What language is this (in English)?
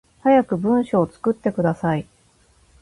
Japanese